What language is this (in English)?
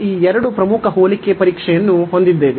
Kannada